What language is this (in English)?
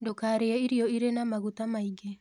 Kikuyu